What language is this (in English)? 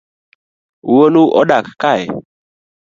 Luo (Kenya and Tanzania)